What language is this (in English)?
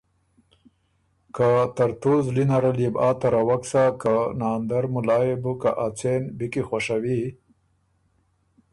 Ormuri